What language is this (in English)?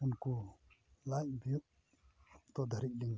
Santali